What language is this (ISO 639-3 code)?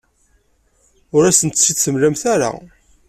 kab